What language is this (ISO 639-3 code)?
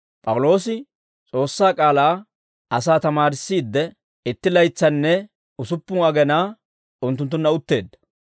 dwr